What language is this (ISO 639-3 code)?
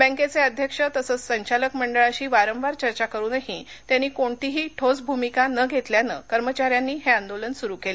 mar